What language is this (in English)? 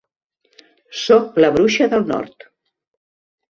Catalan